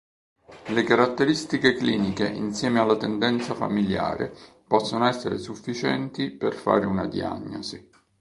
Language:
Italian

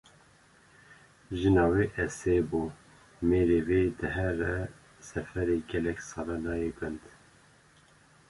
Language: Kurdish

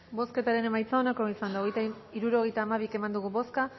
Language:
Basque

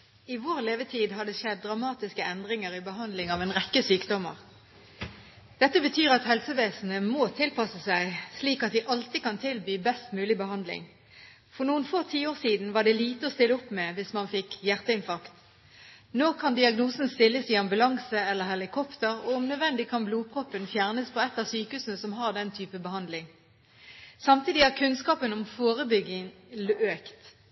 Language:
Norwegian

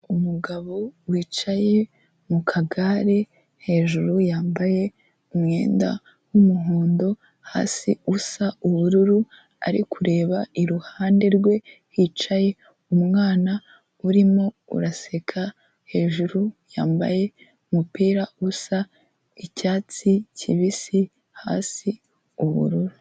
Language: Kinyarwanda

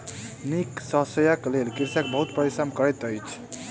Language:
Maithili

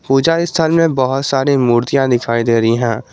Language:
Hindi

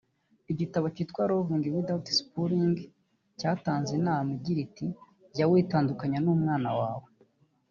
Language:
Kinyarwanda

